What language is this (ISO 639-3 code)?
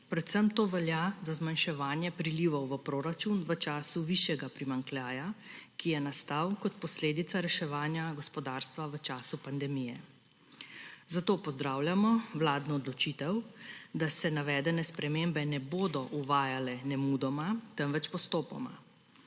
slv